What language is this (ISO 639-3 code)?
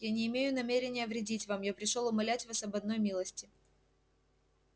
rus